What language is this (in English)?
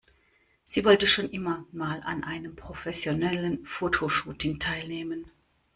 German